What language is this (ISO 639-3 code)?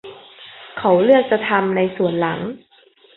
tha